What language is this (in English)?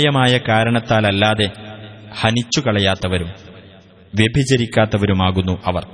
Arabic